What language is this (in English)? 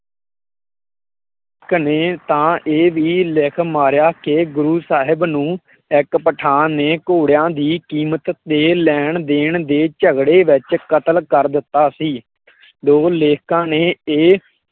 Punjabi